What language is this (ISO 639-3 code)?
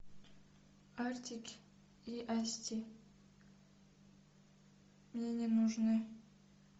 rus